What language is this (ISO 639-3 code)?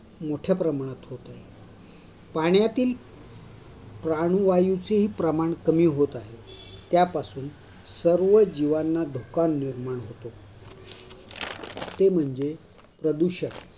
mar